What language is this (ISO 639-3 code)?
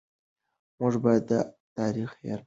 pus